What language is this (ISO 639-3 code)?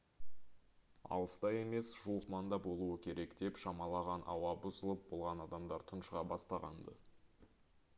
kaz